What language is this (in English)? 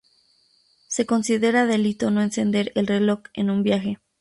Spanish